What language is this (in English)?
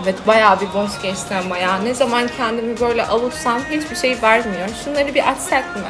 Turkish